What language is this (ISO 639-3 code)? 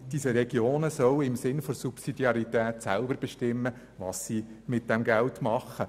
gsw